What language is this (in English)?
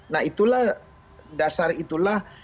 Indonesian